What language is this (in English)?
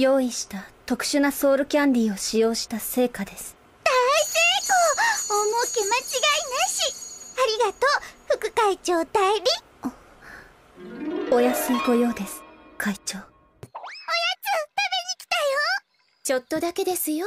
Japanese